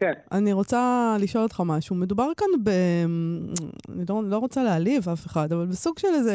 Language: Hebrew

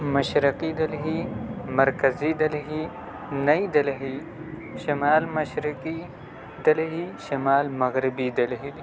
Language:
Urdu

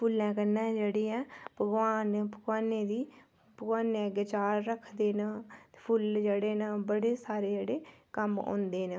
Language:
Dogri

